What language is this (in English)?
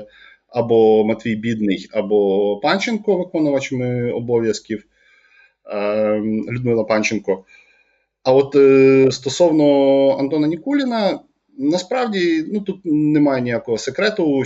Ukrainian